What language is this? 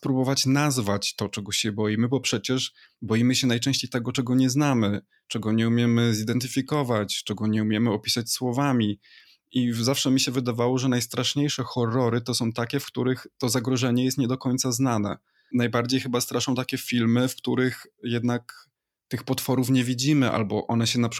Polish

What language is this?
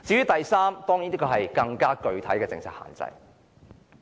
Cantonese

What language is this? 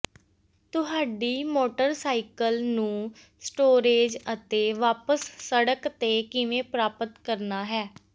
Punjabi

